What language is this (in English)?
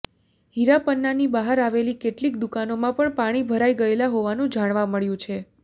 Gujarati